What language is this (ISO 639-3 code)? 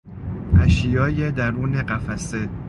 fas